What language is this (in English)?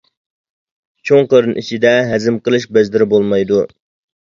Uyghur